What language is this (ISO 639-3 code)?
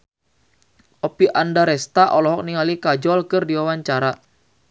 sun